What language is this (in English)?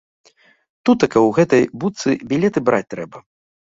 Belarusian